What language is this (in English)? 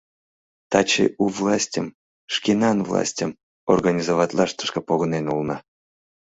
Mari